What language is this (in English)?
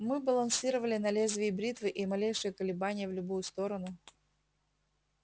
Russian